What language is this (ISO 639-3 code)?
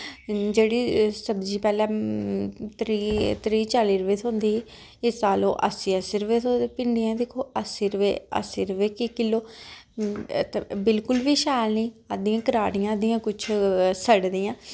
doi